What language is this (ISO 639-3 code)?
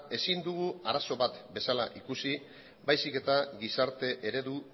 eus